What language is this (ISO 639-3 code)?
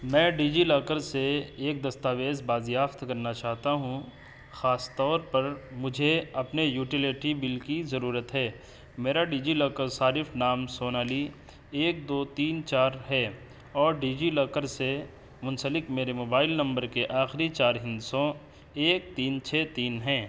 urd